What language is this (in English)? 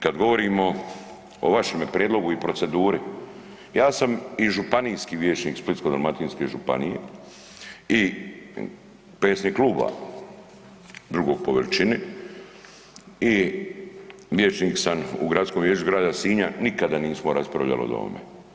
Croatian